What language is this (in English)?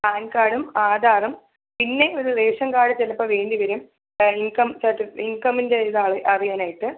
Malayalam